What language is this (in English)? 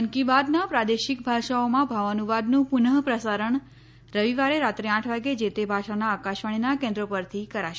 Gujarati